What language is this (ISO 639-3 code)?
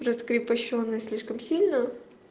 rus